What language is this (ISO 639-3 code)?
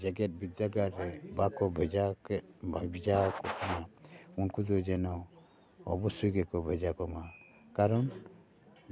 sat